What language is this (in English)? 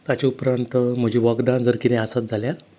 Konkani